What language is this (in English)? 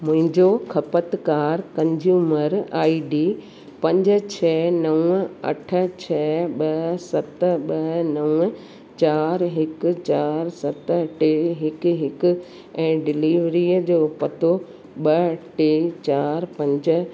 Sindhi